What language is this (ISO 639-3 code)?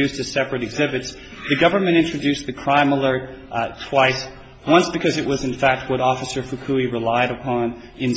eng